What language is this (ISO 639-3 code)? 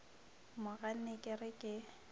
nso